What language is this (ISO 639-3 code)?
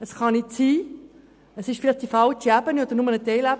gsw